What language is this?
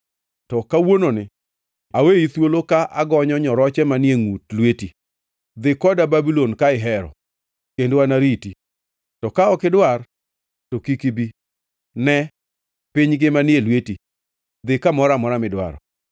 Luo (Kenya and Tanzania)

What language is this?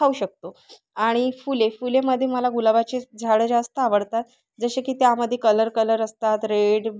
Marathi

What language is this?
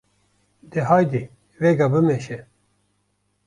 Kurdish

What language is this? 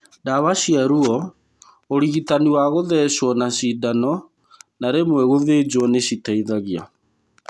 Kikuyu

